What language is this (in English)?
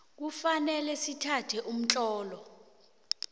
South Ndebele